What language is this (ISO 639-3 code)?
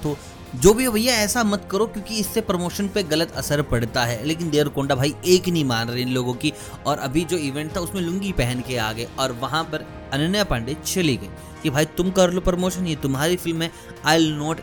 hin